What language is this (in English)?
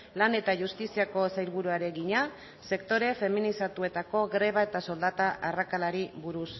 Basque